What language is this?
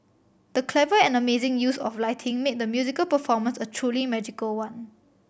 English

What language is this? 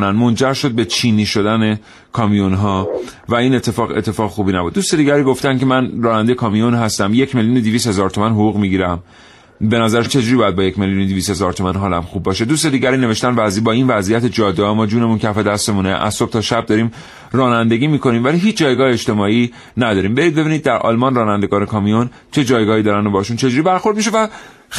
Persian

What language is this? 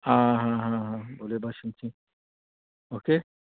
Konkani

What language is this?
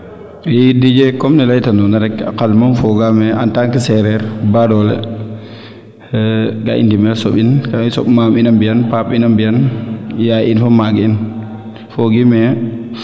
Serer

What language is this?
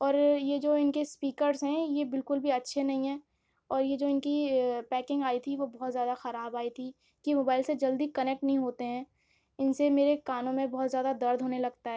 Urdu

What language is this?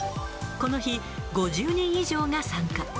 Japanese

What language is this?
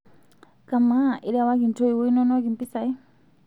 Masai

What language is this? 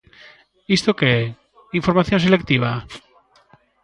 Galician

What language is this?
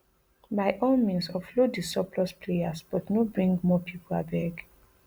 Nigerian Pidgin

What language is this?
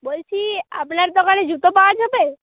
Bangla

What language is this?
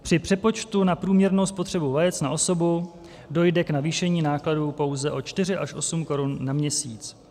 Czech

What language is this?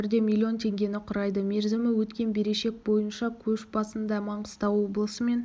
Kazakh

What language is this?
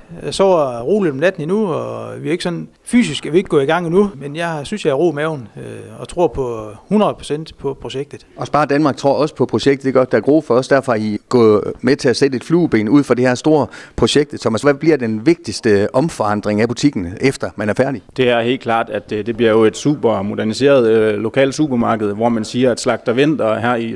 Danish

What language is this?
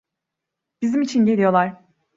Turkish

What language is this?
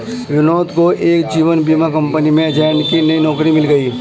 Hindi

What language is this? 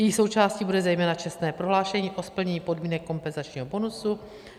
Czech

